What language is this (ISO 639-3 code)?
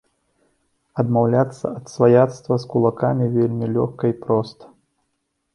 bel